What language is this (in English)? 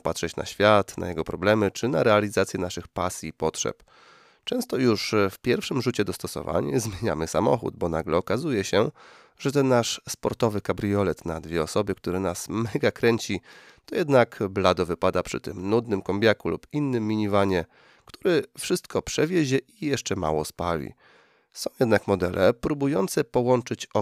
Polish